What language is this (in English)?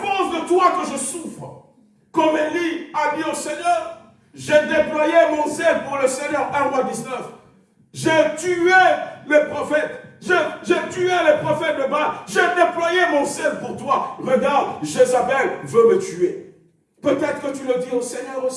French